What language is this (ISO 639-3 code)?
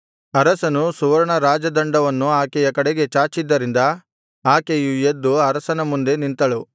kan